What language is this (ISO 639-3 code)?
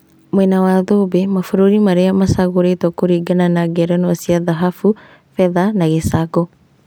kik